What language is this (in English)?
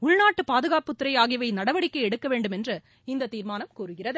Tamil